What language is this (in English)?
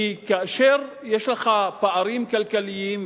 Hebrew